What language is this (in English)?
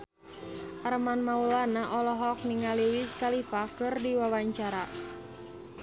Sundanese